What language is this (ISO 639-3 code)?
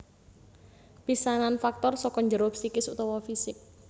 jav